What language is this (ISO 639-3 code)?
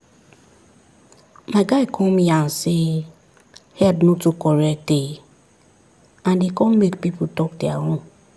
pcm